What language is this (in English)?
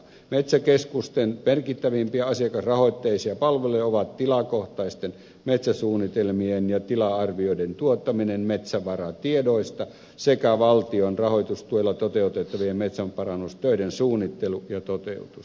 Finnish